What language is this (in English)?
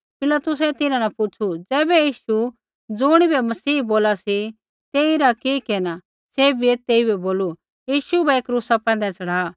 Kullu Pahari